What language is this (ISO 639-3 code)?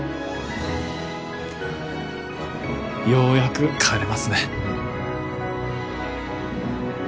jpn